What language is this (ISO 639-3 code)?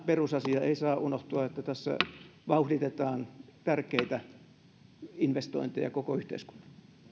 fin